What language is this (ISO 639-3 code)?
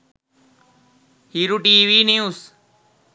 sin